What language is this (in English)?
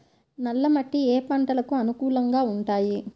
Telugu